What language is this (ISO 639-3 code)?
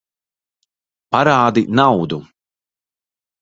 lav